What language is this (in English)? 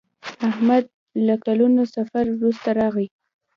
Pashto